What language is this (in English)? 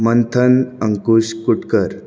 Konkani